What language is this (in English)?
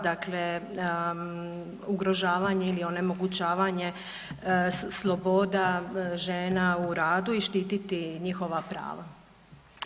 Croatian